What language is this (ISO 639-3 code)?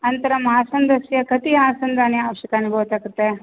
san